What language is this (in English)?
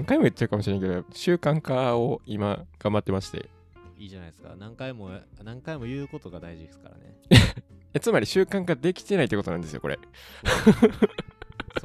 Japanese